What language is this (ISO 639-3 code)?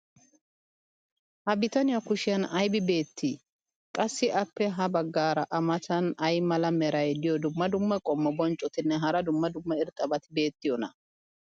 wal